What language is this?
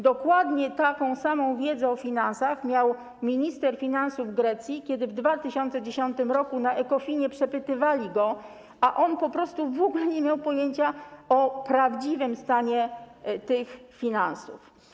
Polish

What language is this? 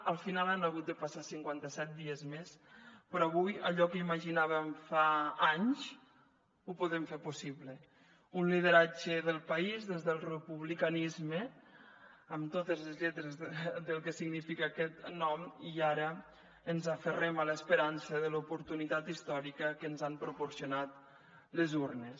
Catalan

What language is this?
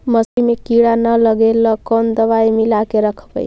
Magahi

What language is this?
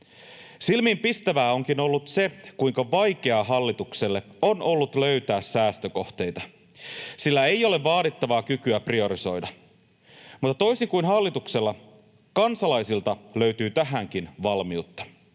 Finnish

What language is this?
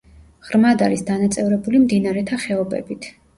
Georgian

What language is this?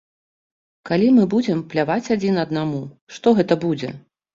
Belarusian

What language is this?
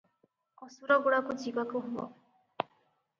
Odia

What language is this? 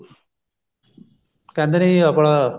Punjabi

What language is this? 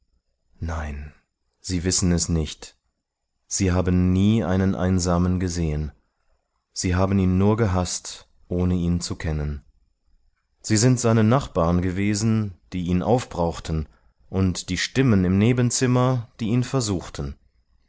German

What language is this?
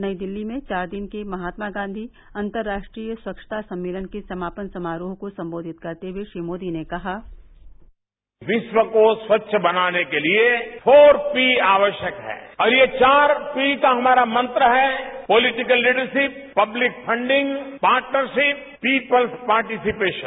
Hindi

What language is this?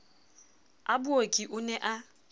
Southern Sotho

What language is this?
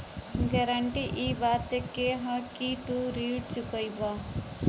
Bhojpuri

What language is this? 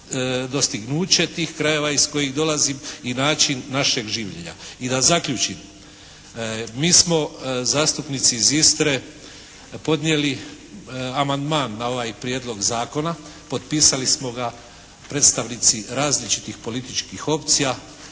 Croatian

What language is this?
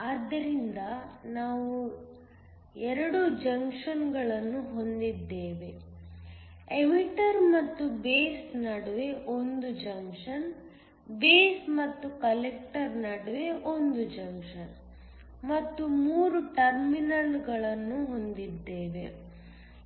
Kannada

